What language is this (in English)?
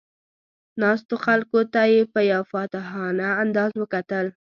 Pashto